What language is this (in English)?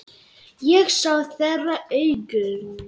Icelandic